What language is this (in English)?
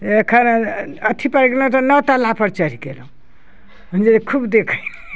Maithili